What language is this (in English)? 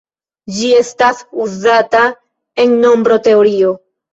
Esperanto